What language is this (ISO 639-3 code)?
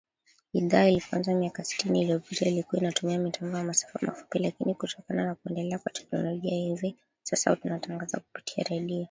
swa